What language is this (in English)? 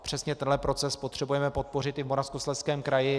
Czech